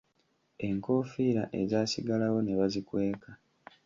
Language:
Ganda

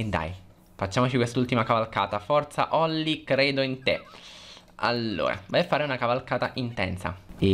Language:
Italian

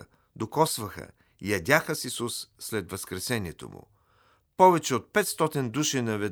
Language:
Bulgarian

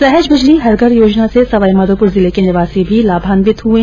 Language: Hindi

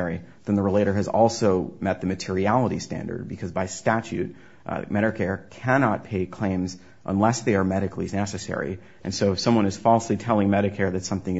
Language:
English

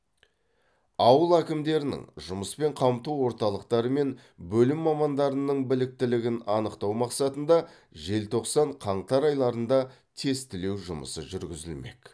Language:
Kazakh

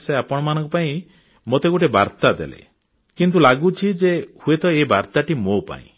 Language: Odia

